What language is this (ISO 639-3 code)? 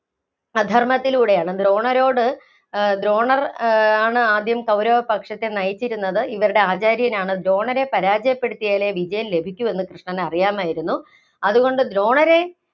mal